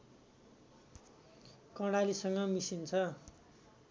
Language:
Nepali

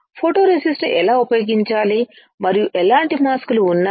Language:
Telugu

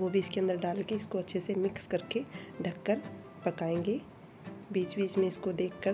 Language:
Hindi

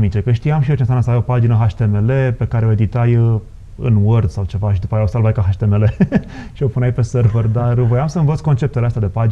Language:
Romanian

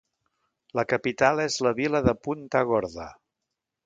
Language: Catalan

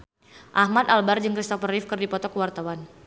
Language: Sundanese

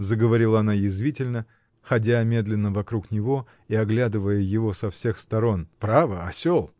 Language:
Russian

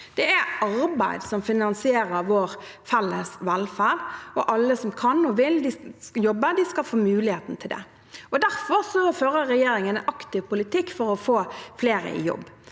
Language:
Norwegian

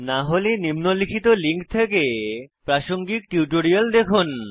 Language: Bangla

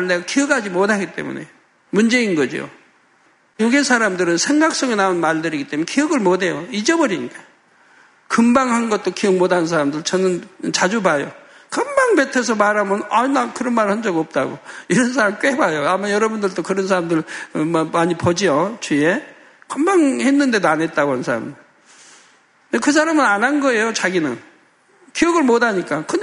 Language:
Korean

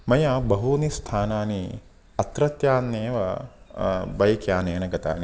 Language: Sanskrit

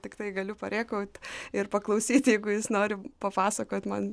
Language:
Lithuanian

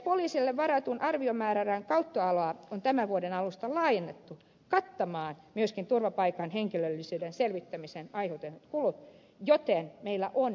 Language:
Finnish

